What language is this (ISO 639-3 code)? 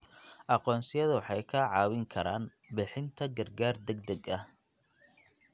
som